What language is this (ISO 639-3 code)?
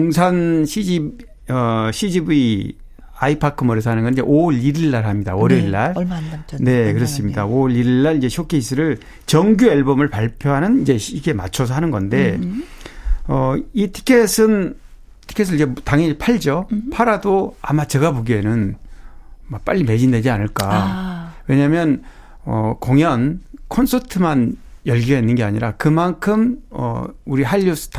kor